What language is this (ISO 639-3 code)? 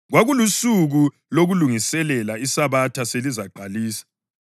nde